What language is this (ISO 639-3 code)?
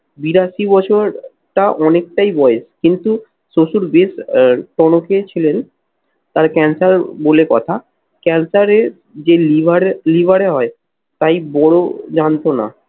ben